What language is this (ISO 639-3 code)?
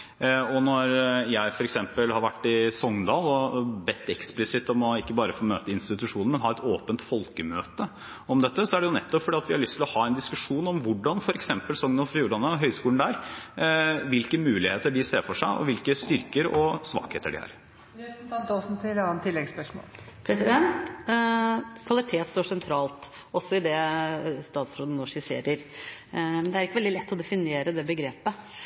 nob